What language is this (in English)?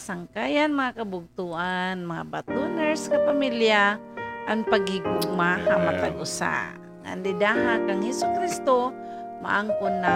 Filipino